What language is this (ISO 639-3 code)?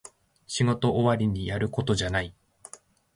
jpn